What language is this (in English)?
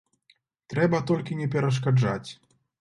Belarusian